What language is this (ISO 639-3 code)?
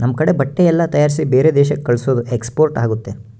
kan